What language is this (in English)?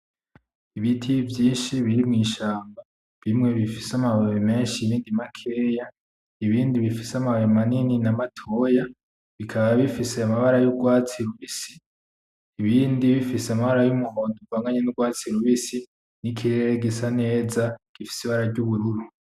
Rundi